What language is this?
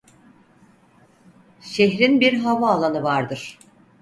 Turkish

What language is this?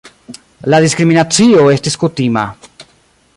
Esperanto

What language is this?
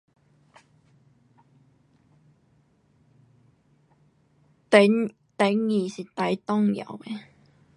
Pu-Xian Chinese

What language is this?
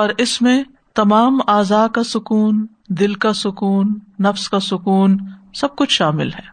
Urdu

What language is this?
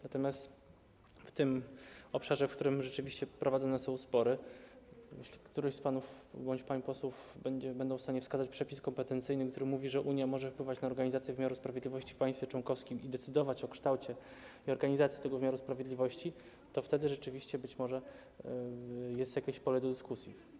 Polish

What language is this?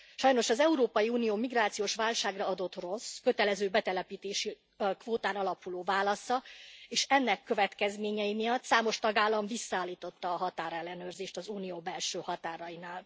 Hungarian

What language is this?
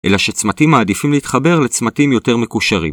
Hebrew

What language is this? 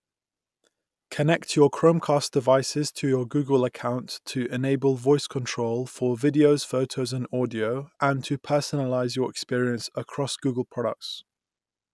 English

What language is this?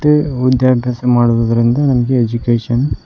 Kannada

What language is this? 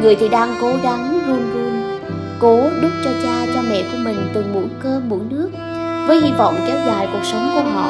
Vietnamese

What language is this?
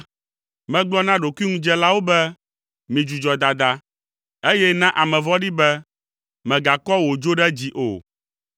Ewe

